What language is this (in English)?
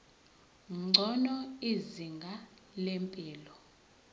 Zulu